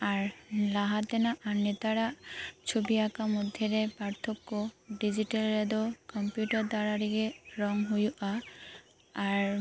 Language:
Santali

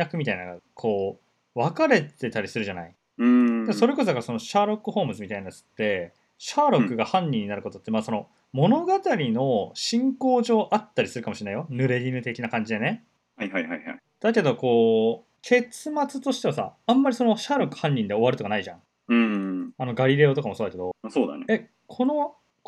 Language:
Japanese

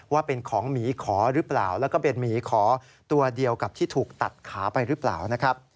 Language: Thai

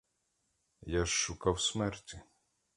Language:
Ukrainian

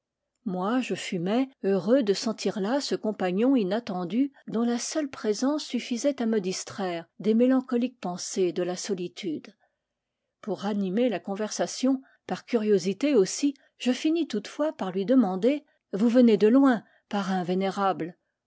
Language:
French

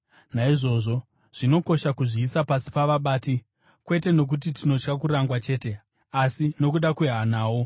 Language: Shona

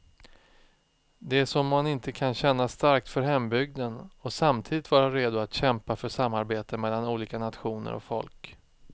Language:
Swedish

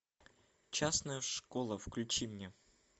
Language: Russian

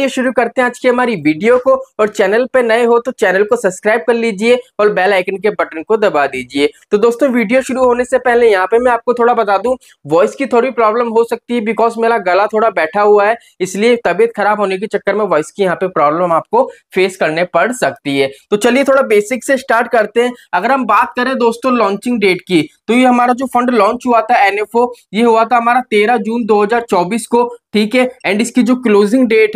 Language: Hindi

